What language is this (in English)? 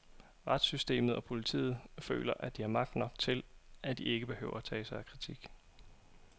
Danish